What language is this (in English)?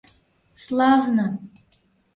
Mari